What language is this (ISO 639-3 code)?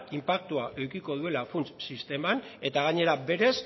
eus